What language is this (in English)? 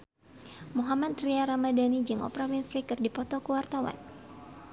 Sundanese